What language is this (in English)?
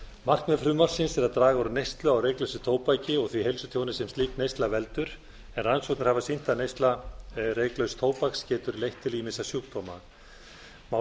Icelandic